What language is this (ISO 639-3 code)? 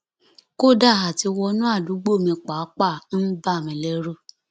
yor